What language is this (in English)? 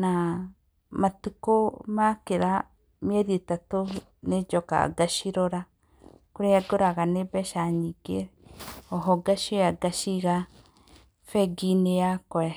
Kikuyu